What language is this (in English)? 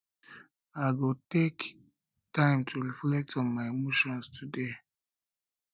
Nigerian Pidgin